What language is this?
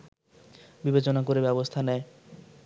Bangla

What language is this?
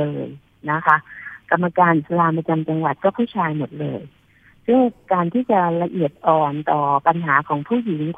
Thai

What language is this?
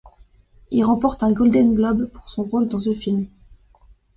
French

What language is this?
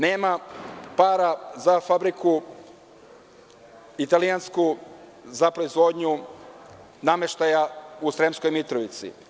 Serbian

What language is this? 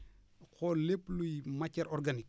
Wolof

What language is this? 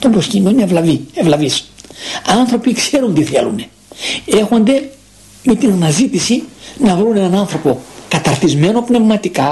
Greek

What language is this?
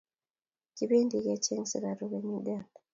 Kalenjin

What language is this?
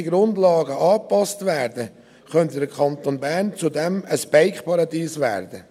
Swiss German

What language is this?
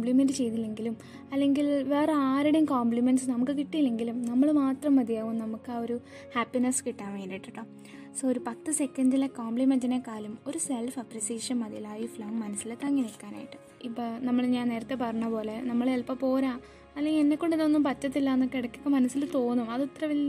Malayalam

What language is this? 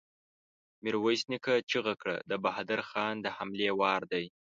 Pashto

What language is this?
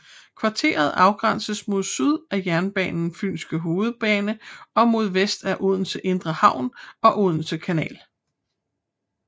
Danish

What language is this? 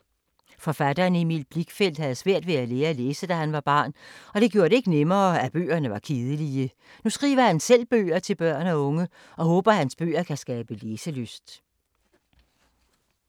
Danish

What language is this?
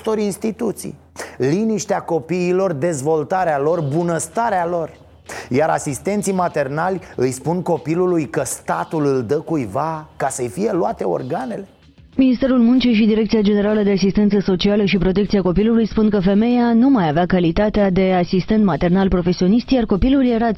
Romanian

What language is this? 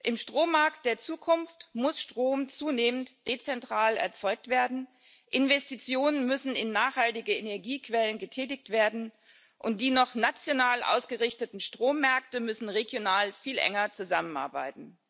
German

